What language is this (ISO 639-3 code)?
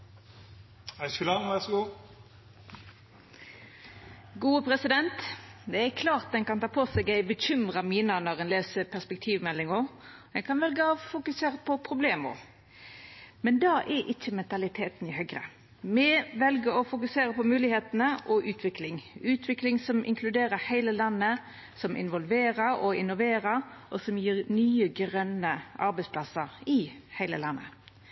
nno